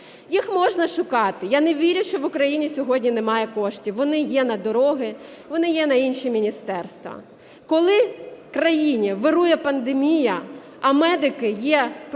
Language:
Ukrainian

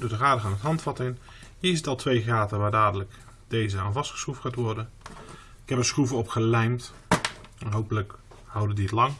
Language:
Dutch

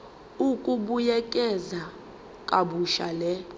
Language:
Zulu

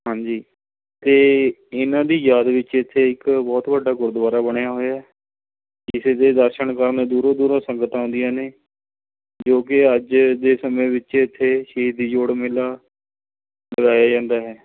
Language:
Punjabi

